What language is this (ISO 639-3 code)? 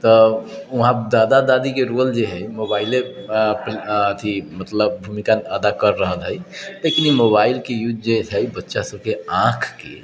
mai